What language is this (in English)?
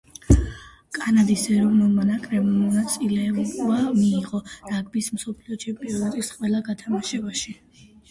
Georgian